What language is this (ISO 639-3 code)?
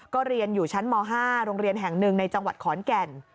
tha